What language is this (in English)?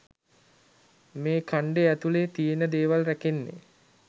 Sinhala